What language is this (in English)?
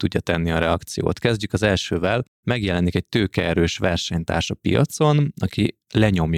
Hungarian